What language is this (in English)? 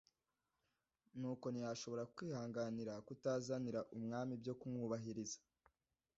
Kinyarwanda